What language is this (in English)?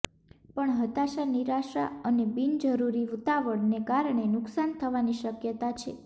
Gujarati